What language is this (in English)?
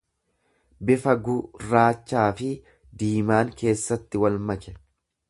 Oromo